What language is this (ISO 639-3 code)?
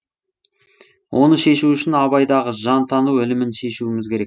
kaz